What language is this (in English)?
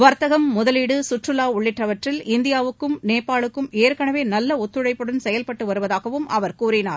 Tamil